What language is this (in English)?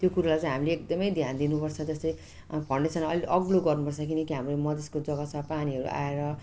Nepali